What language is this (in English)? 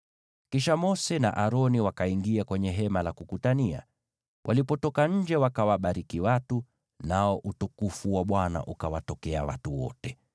Swahili